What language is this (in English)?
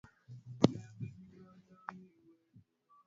Swahili